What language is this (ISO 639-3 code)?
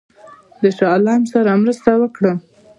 pus